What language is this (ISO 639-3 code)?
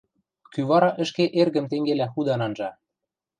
mrj